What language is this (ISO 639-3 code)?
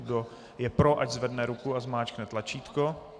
ces